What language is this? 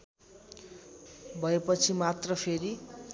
Nepali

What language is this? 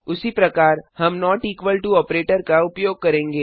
Hindi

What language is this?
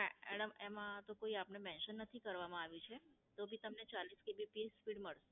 Gujarati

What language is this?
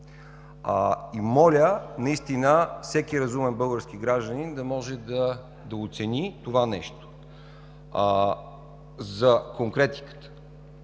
Bulgarian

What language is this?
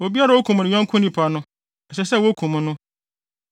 Akan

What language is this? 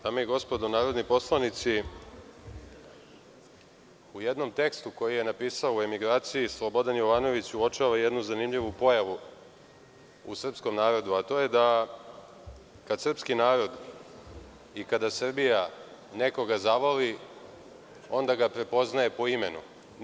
Serbian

